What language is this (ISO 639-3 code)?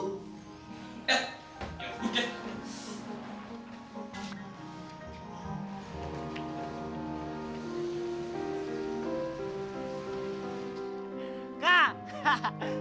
ind